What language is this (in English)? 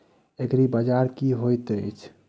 Maithili